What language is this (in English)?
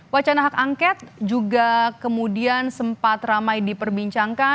Indonesian